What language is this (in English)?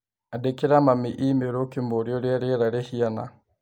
Kikuyu